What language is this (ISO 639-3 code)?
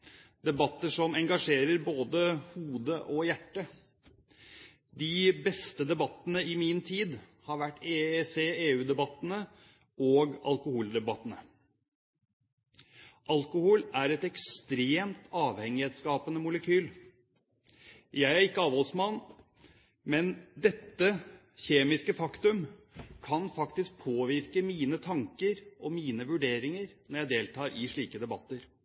nob